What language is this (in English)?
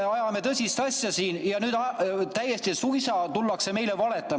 Estonian